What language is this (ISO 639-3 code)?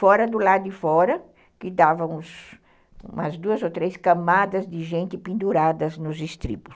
por